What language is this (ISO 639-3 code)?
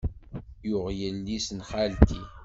kab